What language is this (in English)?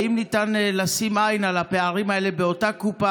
Hebrew